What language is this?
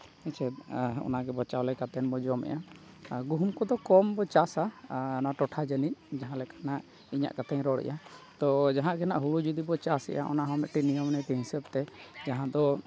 Santali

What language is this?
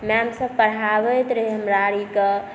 Maithili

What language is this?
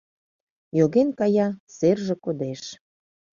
Mari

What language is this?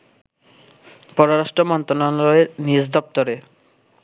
Bangla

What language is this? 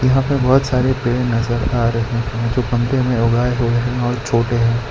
Hindi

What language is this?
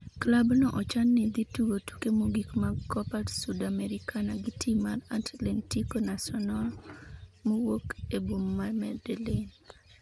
Luo (Kenya and Tanzania)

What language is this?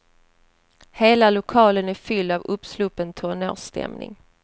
Swedish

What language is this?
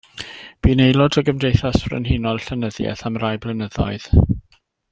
Welsh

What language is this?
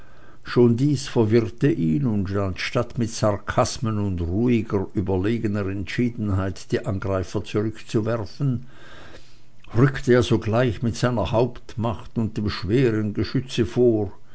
German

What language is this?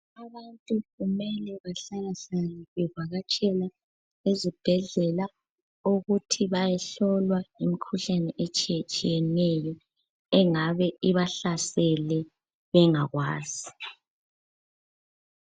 North Ndebele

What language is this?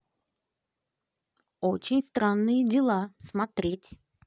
Russian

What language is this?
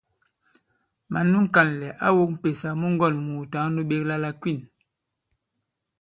Bankon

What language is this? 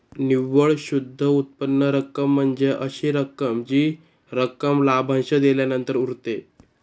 Marathi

